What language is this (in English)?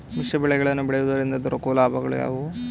Kannada